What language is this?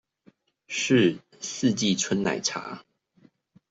Chinese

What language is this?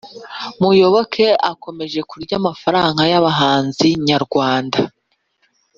Kinyarwanda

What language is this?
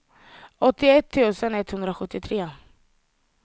Swedish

